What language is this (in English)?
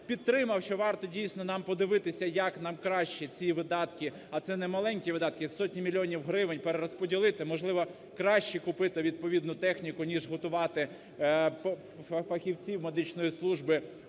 Ukrainian